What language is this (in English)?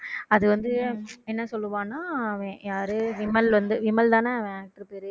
Tamil